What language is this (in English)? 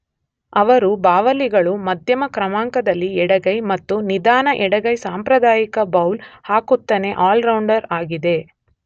Kannada